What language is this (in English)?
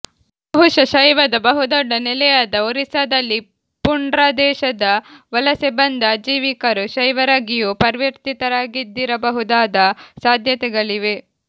Kannada